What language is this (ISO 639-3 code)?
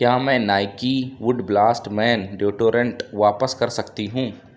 urd